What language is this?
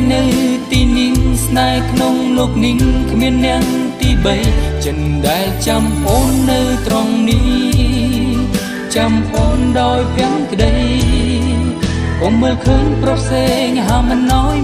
Thai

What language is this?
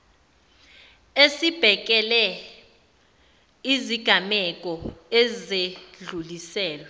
Zulu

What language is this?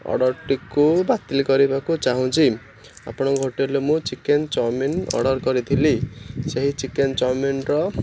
Odia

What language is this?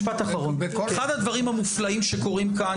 Hebrew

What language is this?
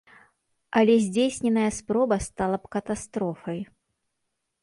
Belarusian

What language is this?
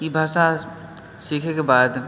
Maithili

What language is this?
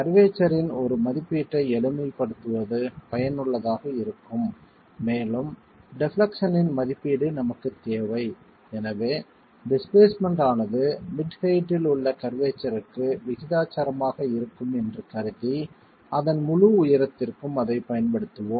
Tamil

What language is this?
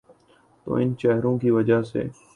Urdu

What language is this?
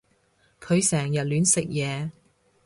Cantonese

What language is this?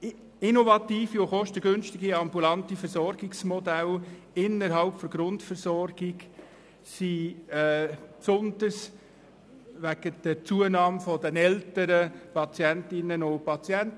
Swiss German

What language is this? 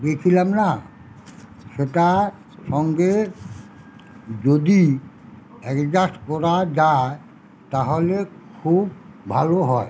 Bangla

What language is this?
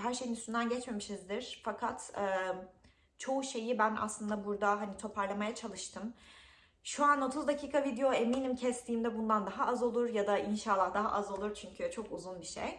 Turkish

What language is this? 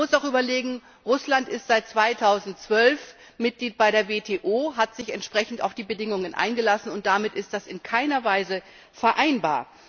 German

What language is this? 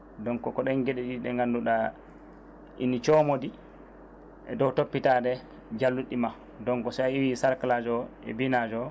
Fula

